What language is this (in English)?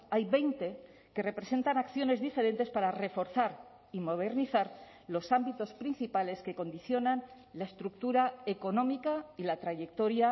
Spanish